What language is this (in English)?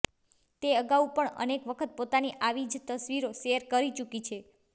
Gujarati